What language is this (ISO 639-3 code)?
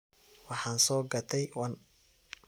som